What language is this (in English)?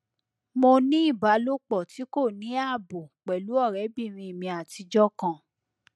Yoruba